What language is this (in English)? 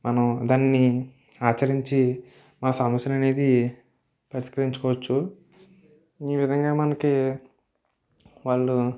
Telugu